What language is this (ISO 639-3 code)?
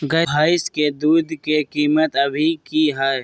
mag